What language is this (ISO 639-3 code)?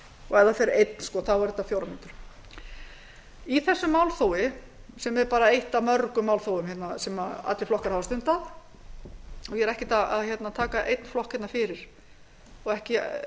isl